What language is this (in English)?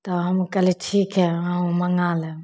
Maithili